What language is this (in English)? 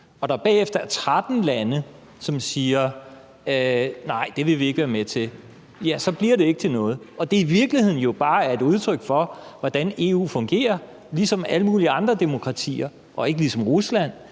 Danish